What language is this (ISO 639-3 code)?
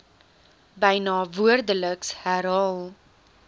afr